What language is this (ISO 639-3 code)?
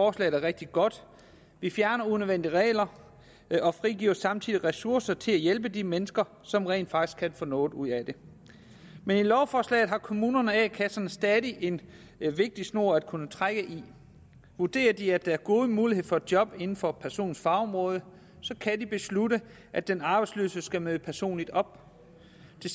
dan